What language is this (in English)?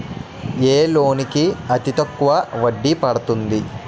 Telugu